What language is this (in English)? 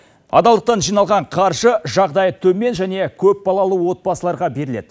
Kazakh